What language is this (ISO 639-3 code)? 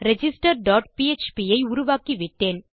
tam